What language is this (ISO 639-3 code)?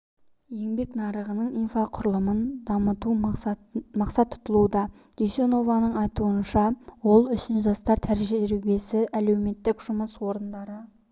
kaz